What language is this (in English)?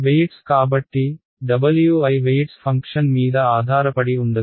Telugu